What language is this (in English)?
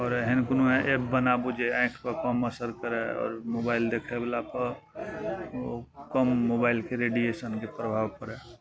Maithili